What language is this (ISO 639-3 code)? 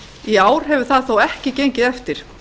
isl